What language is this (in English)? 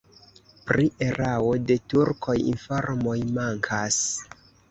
Esperanto